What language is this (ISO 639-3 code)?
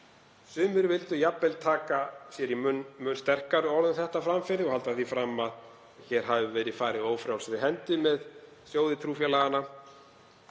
isl